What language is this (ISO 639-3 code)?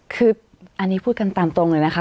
tha